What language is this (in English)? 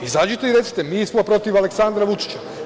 Serbian